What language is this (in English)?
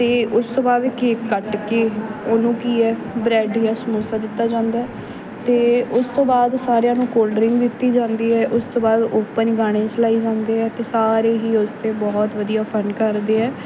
Punjabi